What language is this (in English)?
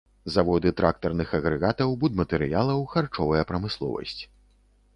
Belarusian